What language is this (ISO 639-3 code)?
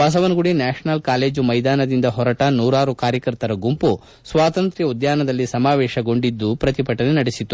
kan